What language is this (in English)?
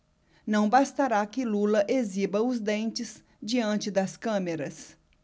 Portuguese